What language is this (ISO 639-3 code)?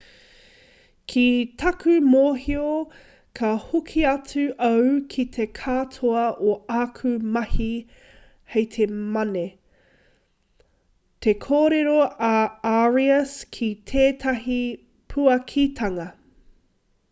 mri